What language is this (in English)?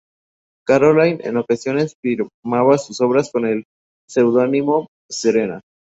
Spanish